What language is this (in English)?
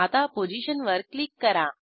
Marathi